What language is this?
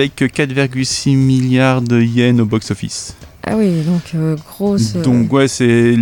French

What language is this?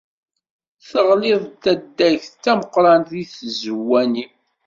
Kabyle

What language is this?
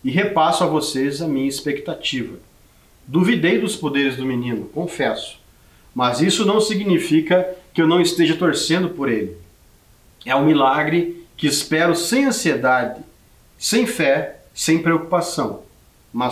Portuguese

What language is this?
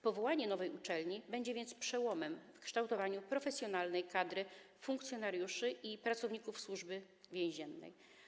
Polish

